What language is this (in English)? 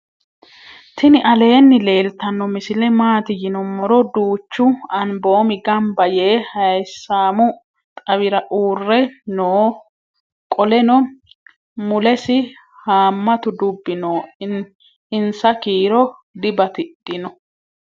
Sidamo